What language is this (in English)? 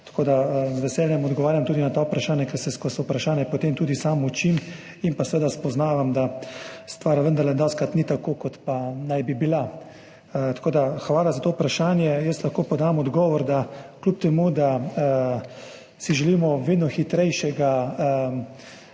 Slovenian